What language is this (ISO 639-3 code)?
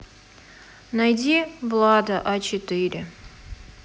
rus